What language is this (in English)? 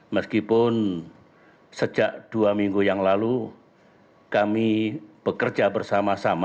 Indonesian